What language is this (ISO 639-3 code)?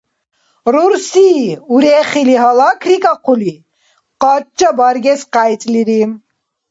dar